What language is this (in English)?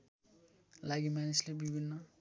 Nepali